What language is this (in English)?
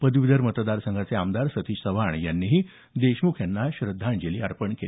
Marathi